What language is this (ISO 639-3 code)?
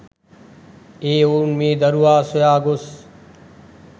sin